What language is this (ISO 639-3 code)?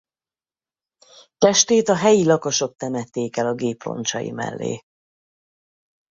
hun